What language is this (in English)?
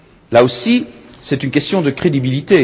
French